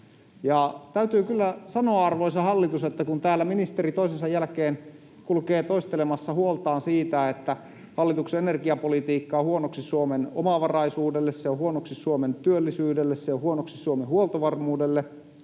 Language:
Finnish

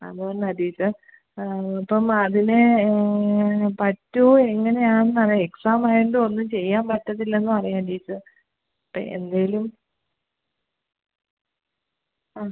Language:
Malayalam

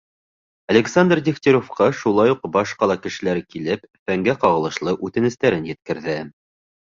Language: Bashkir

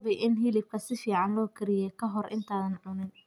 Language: Somali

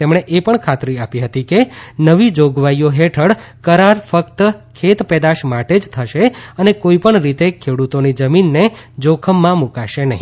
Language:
Gujarati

